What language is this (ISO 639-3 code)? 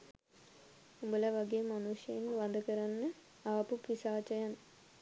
sin